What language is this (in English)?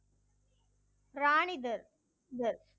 Tamil